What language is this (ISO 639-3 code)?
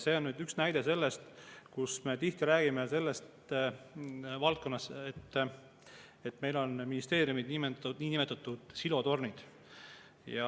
est